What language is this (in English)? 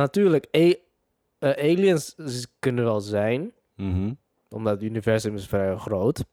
Dutch